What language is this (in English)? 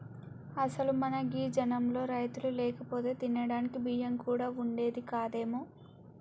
Telugu